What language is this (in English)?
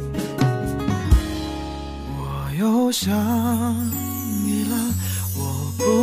Chinese